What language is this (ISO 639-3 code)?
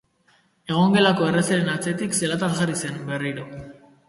eus